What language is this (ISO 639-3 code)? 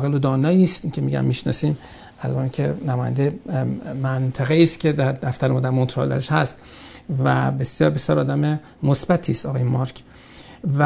fas